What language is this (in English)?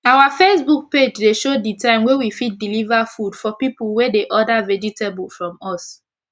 Nigerian Pidgin